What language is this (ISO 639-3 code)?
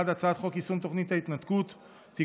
heb